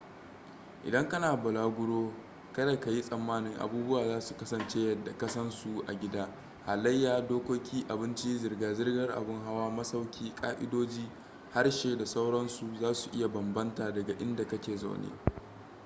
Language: Hausa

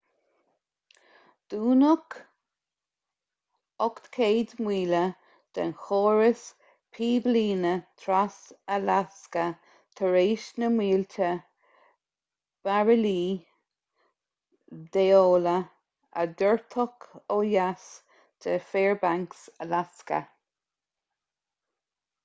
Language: Irish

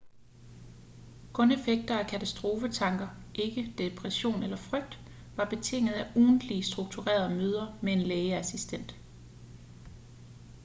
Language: Danish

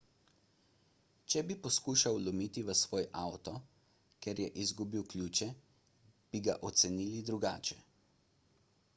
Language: Slovenian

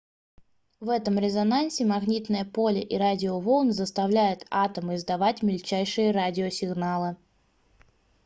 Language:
Russian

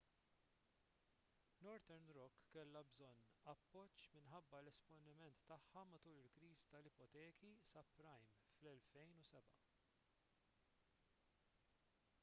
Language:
Maltese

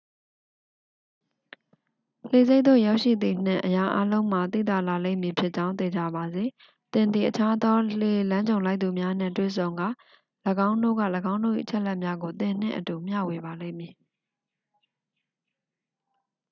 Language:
Burmese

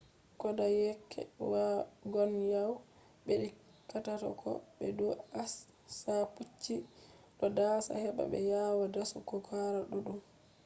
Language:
Fula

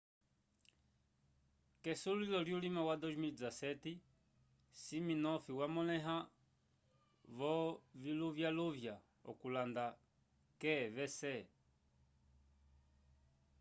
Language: Umbundu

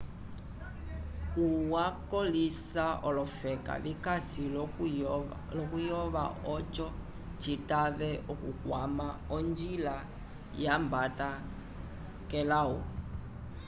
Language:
Umbundu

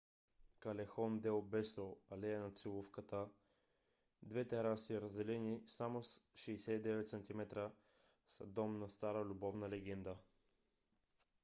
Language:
Bulgarian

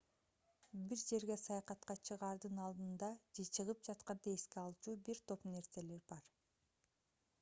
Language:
Kyrgyz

